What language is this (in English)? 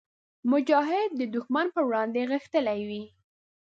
Pashto